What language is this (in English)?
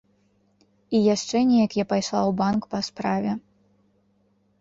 Belarusian